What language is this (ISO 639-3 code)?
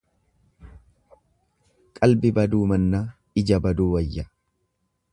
orm